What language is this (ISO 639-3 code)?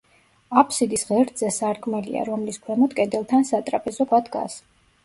kat